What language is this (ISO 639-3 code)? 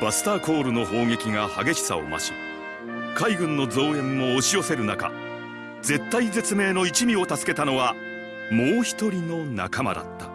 jpn